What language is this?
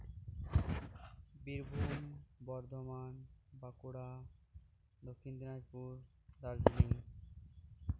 Santali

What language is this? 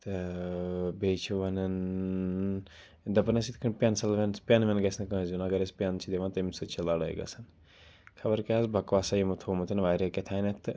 Kashmiri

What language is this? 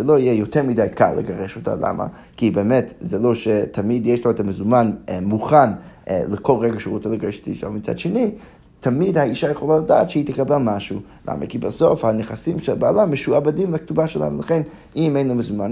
Hebrew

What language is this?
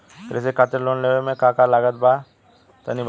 Bhojpuri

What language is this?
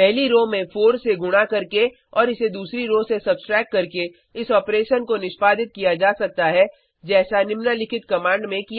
Hindi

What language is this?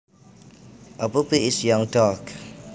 Javanese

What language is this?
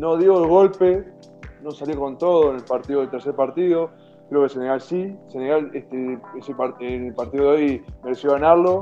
Spanish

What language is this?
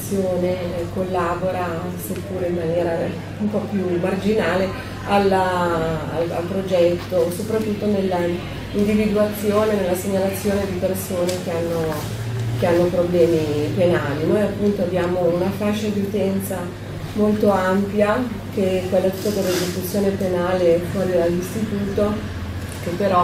Italian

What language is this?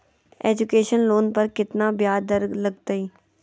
Magahi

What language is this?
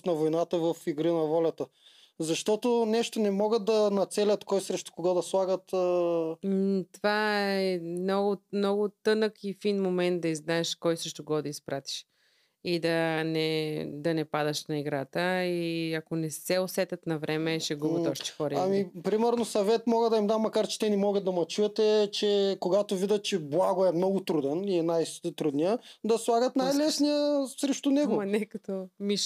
Bulgarian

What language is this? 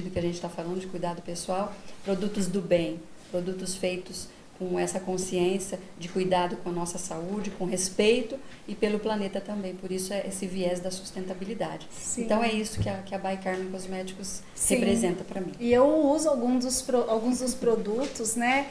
Portuguese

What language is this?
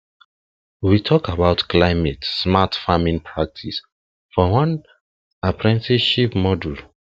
Nigerian Pidgin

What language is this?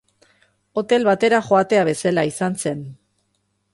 Basque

